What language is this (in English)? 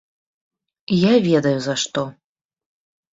Belarusian